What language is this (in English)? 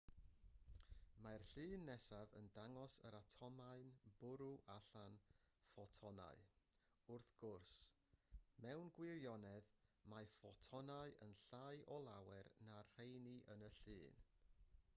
Welsh